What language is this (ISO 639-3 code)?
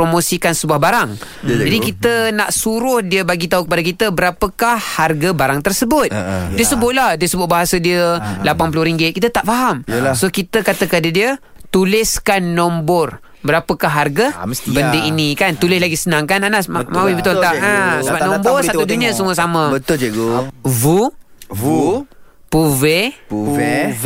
msa